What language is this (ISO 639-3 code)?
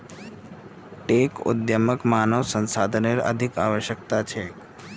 mag